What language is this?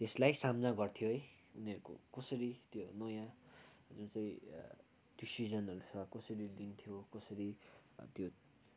Nepali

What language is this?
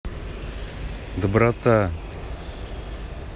Russian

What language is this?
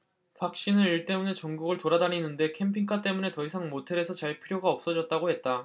Korean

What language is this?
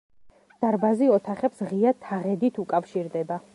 Georgian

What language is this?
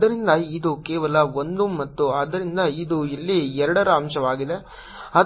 Kannada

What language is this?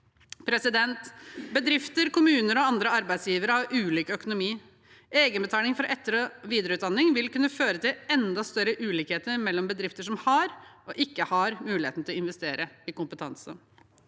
Norwegian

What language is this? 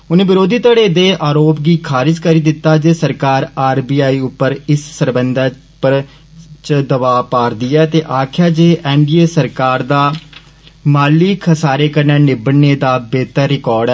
Dogri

